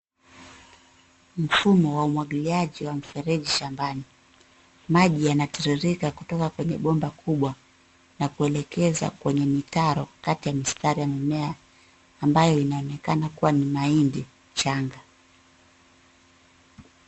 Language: Swahili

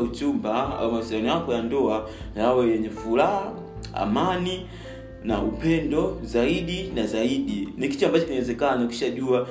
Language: Swahili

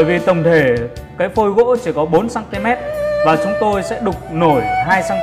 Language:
Vietnamese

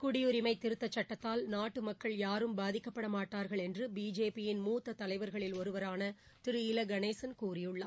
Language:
Tamil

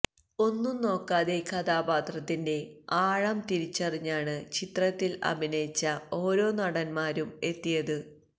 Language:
Malayalam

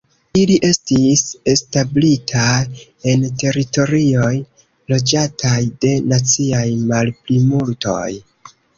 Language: Esperanto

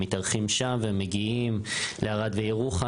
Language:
Hebrew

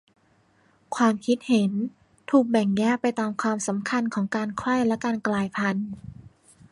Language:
Thai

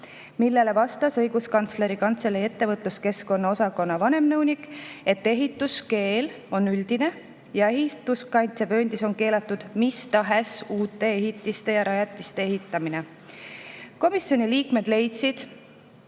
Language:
Estonian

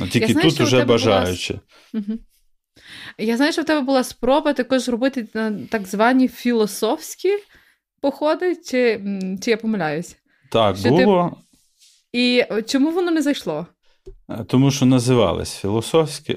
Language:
Ukrainian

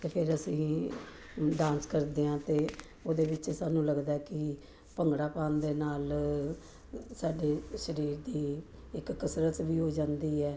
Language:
Punjabi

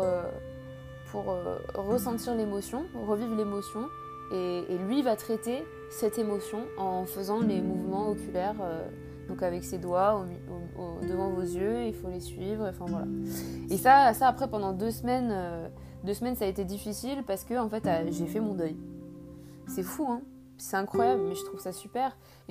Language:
French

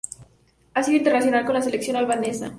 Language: Spanish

